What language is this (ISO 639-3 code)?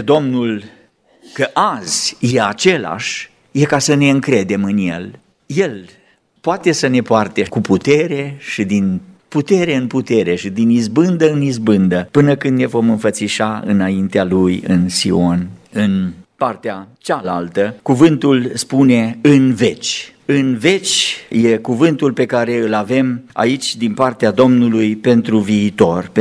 ron